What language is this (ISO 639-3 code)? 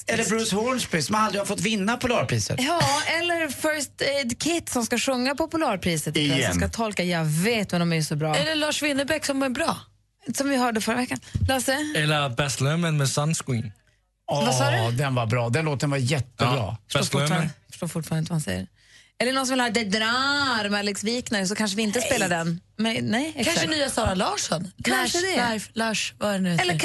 swe